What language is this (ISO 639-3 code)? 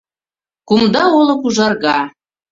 chm